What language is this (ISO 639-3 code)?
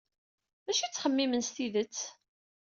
kab